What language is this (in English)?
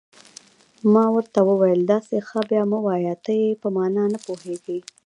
Pashto